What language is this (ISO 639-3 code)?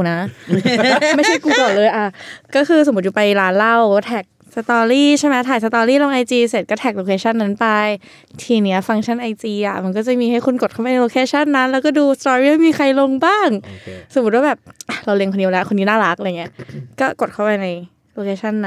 tha